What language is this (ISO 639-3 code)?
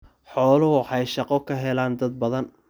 som